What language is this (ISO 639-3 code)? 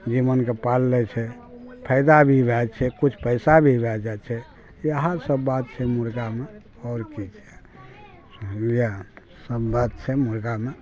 mai